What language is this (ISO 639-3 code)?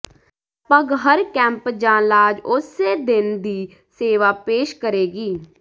pan